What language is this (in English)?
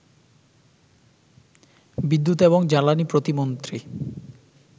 Bangla